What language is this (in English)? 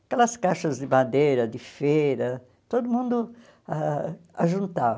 Portuguese